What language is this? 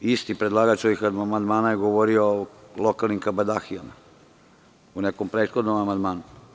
Serbian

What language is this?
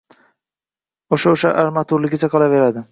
Uzbek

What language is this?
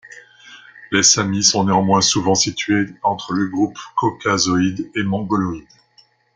French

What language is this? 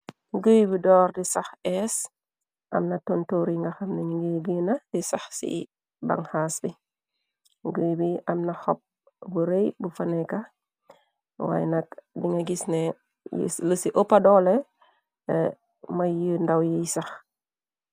Wolof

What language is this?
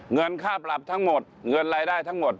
Thai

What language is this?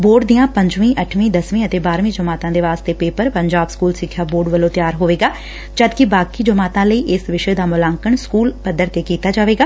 Punjabi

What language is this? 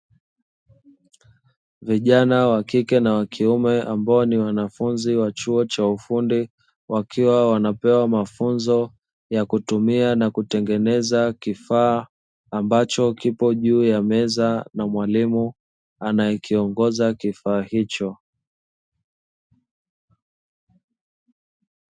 Swahili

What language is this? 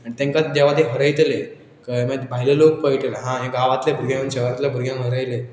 Konkani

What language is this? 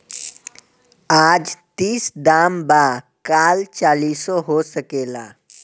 Bhojpuri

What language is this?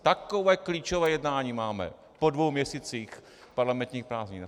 Czech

